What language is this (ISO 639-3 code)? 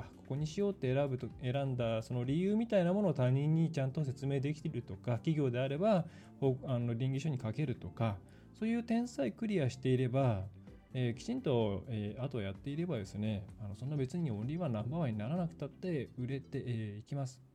jpn